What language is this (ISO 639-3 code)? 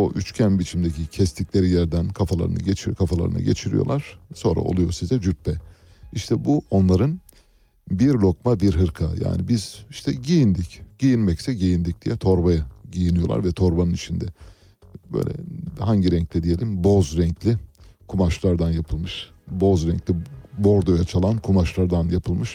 tur